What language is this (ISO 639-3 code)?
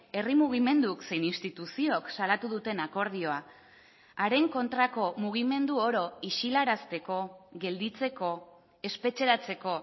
eus